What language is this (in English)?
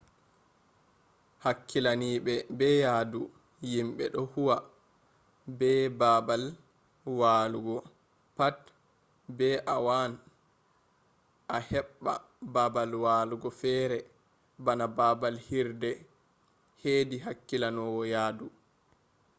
Fula